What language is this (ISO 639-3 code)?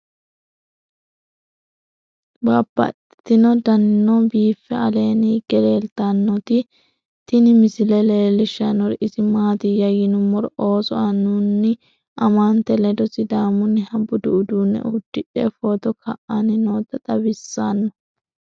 sid